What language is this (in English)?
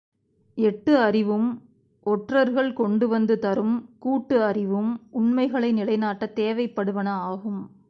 Tamil